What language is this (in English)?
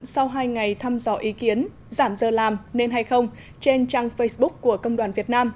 Vietnamese